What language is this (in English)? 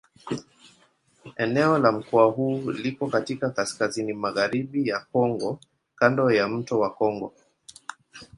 Swahili